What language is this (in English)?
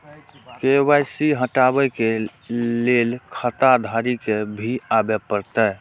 Maithili